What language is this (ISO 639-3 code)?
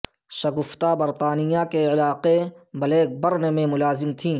urd